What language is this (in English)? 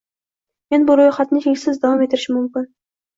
Uzbek